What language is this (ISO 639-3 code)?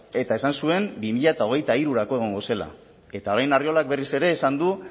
eus